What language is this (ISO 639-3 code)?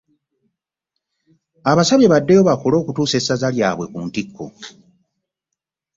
lug